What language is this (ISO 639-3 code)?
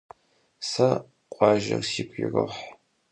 kbd